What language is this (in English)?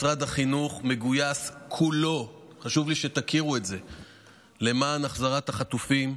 Hebrew